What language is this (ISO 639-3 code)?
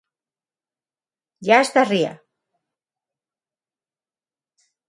glg